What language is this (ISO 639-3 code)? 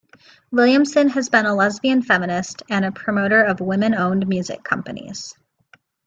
eng